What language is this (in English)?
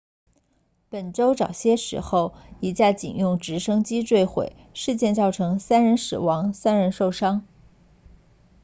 Chinese